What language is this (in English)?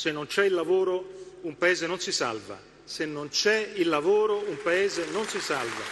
Italian